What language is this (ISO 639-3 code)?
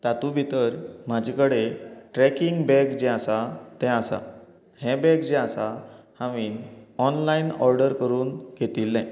kok